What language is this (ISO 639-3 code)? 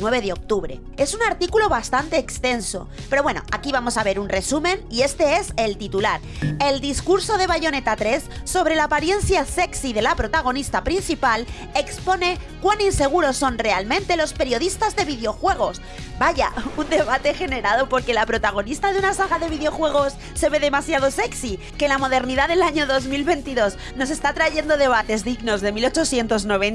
spa